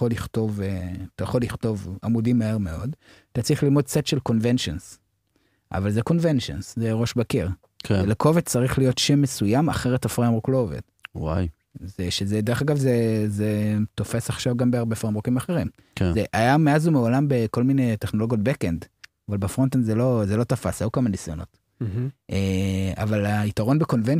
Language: Hebrew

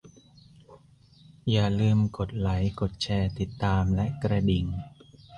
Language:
Thai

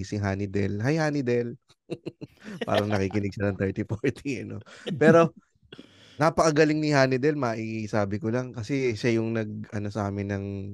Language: Filipino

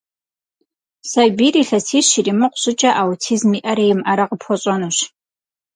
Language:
Kabardian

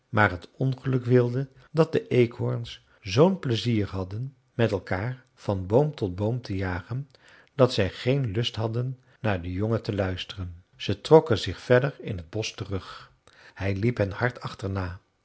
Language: Dutch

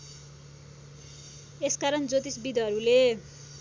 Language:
Nepali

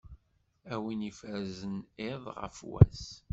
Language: Kabyle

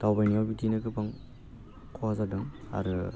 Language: Bodo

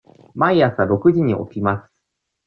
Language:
Japanese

